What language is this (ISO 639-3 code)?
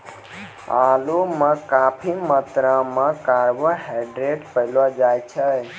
mai